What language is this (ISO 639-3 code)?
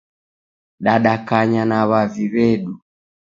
dav